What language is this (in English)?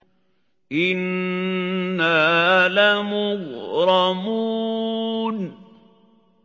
Arabic